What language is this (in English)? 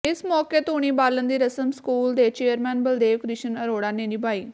Punjabi